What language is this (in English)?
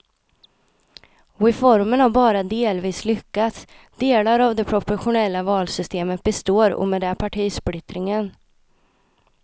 Swedish